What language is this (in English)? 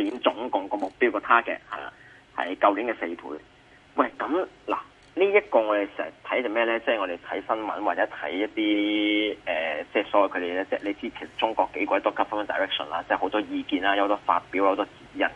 Chinese